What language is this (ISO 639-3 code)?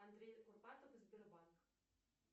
rus